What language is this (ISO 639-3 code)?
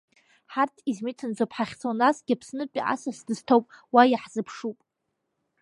abk